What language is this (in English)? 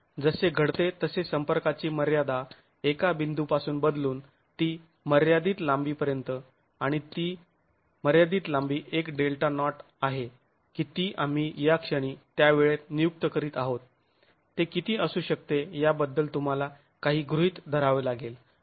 Marathi